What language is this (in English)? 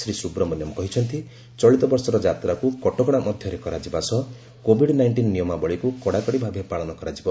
Odia